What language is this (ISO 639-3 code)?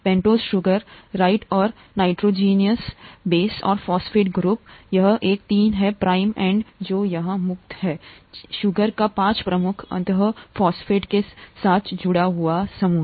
hin